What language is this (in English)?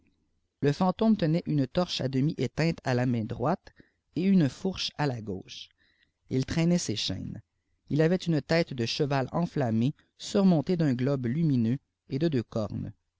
French